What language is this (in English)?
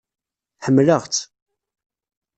Kabyle